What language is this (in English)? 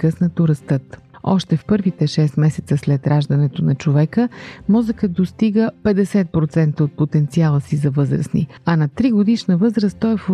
Bulgarian